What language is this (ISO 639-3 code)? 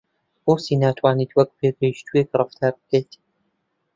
ckb